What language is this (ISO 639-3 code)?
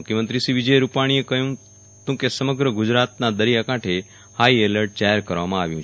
guj